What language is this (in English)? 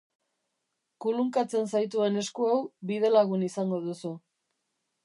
Basque